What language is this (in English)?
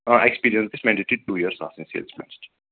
Kashmiri